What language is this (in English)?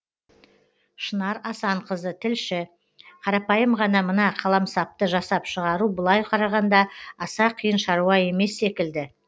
Kazakh